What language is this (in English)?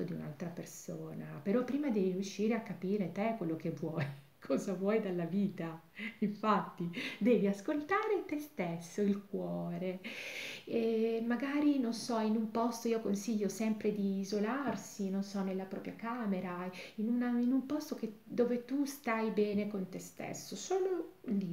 Italian